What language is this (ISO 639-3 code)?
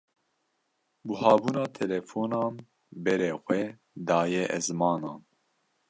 kur